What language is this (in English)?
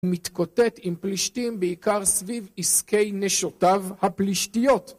Hebrew